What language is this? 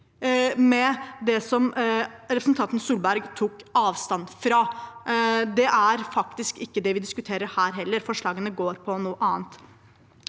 Norwegian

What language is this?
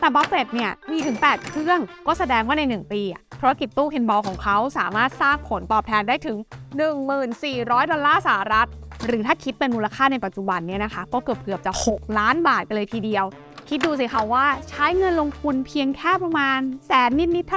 Thai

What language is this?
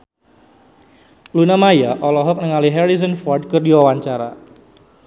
Sundanese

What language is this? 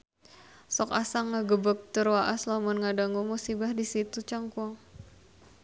Sundanese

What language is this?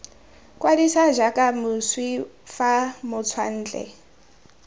Tswana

